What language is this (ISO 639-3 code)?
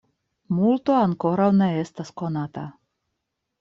epo